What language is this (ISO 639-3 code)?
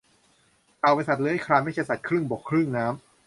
tha